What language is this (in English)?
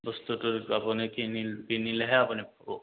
Assamese